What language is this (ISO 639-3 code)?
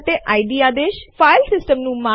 guj